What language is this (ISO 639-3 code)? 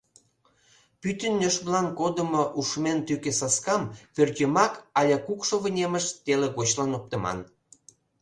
chm